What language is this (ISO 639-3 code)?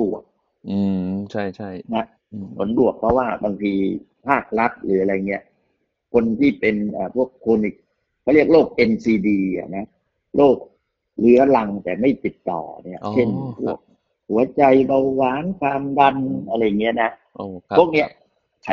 tha